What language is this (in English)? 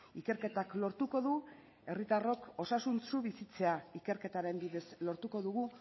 Basque